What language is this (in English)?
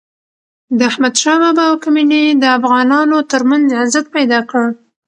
Pashto